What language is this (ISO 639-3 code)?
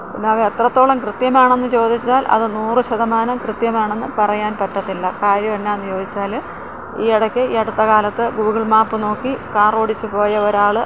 mal